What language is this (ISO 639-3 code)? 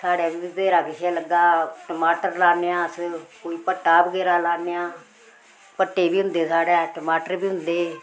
doi